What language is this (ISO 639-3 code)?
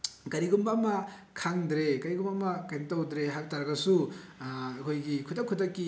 mni